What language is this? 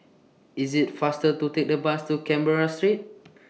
English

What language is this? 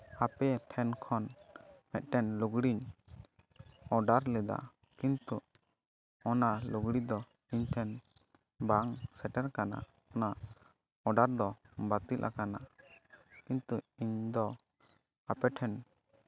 Santali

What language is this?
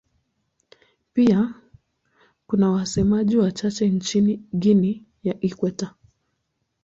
Swahili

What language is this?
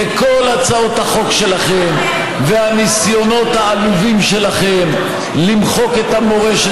Hebrew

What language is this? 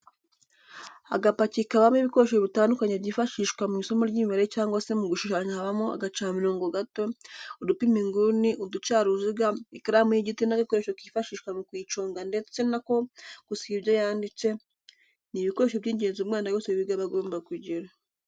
Kinyarwanda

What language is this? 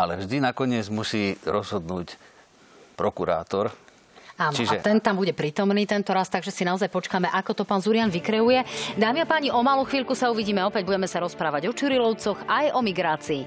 Slovak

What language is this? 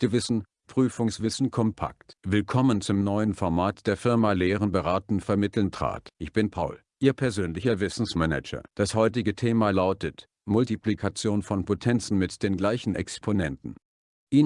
German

